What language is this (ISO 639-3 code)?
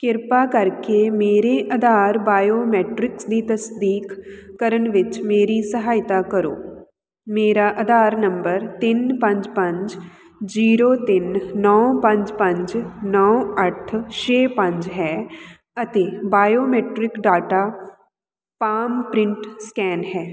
pan